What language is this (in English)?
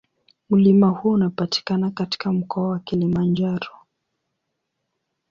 Swahili